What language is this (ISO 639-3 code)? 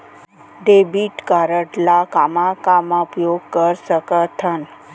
hne